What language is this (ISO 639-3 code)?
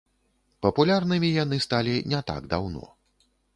bel